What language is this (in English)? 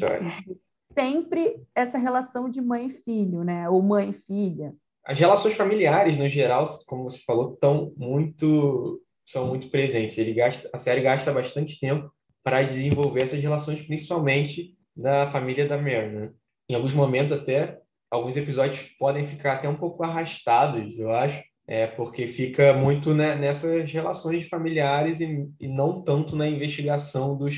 Portuguese